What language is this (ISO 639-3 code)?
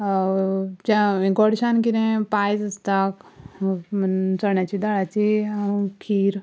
kok